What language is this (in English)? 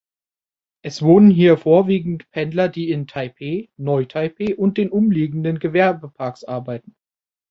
German